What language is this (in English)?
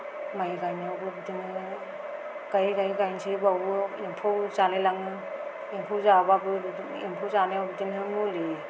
Bodo